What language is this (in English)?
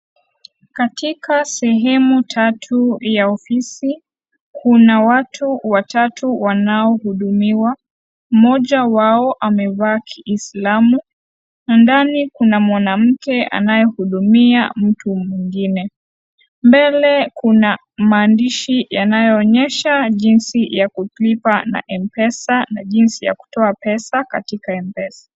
Swahili